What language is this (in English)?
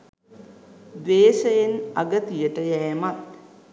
Sinhala